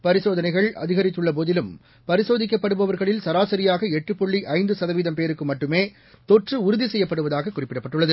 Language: Tamil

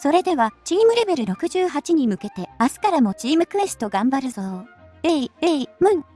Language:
Japanese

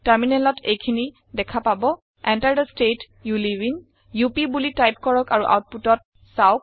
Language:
Assamese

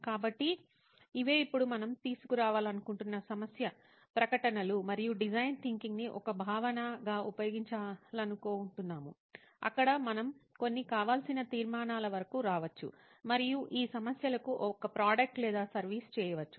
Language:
Telugu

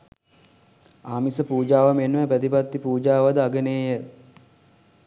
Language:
Sinhala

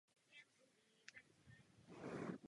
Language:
Czech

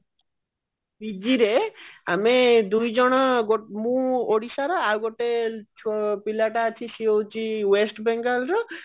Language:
Odia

